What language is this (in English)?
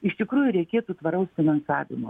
Lithuanian